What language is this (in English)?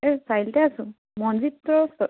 Assamese